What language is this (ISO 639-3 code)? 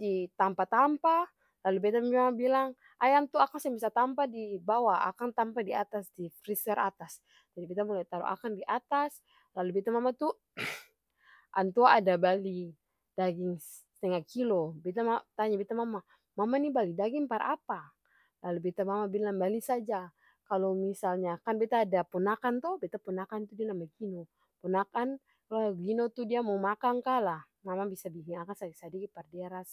abs